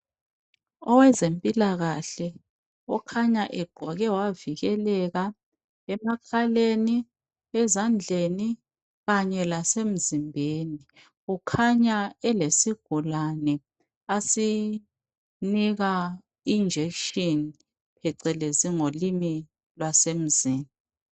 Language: North Ndebele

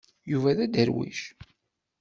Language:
Kabyle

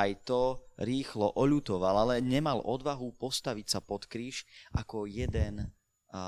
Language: Slovak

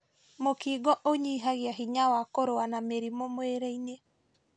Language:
Kikuyu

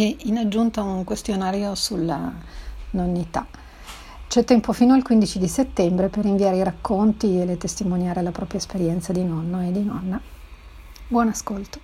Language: Italian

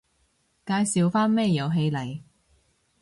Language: Cantonese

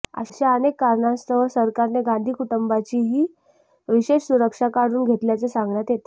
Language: Marathi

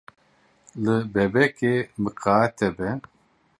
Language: Kurdish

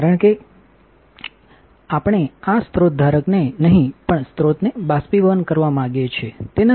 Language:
Gujarati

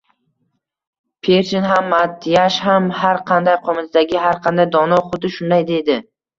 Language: Uzbek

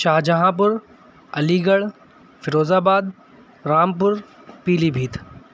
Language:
Urdu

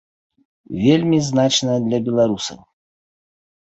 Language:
Belarusian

